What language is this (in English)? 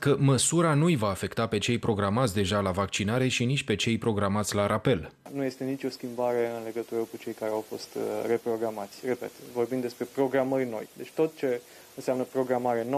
Romanian